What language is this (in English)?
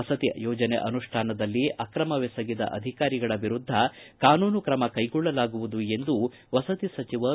Kannada